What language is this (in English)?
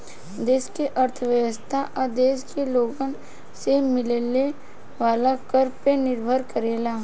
Bhojpuri